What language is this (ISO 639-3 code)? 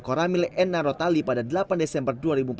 ind